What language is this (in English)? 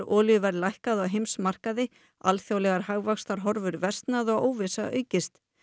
Icelandic